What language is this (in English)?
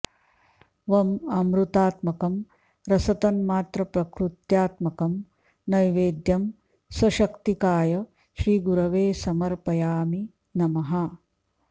Sanskrit